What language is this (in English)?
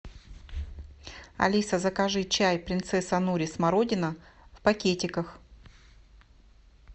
Russian